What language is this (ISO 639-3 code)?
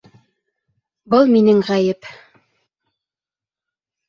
bak